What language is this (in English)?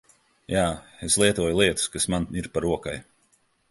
Latvian